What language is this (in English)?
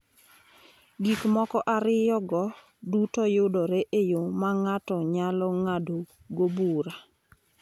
Luo (Kenya and Tanzania)